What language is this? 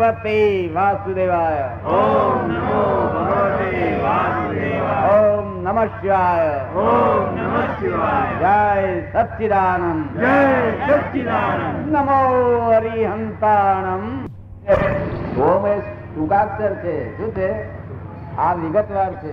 Gujarati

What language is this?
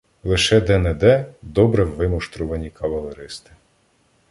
Ukrainian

